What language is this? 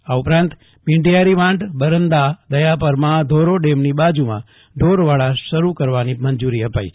Gujarati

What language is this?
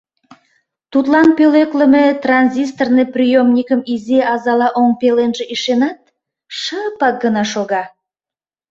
Mari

